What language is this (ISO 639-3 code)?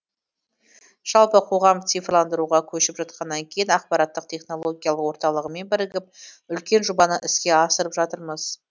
kaz